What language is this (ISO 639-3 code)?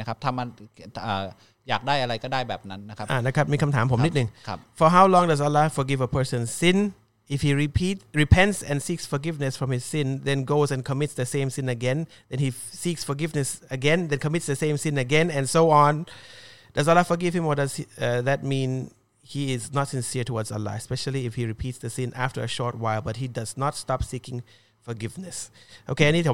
tha